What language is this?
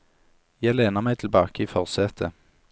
Norwegian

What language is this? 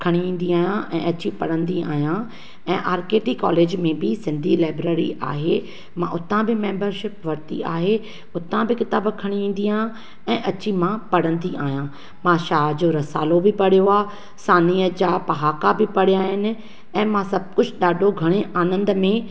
Sindhi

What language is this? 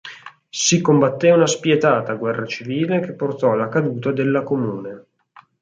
Italian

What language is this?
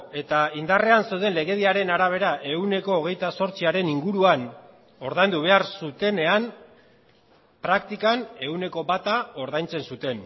Basque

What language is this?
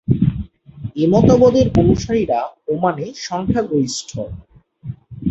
Bangla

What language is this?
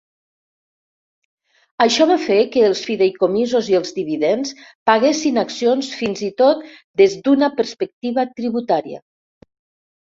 Catalan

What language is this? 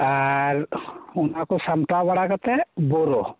Santali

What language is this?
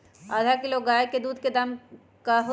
Magahi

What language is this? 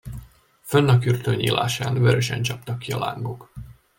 Hungarian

